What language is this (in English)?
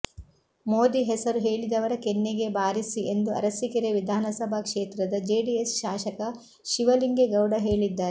Kannada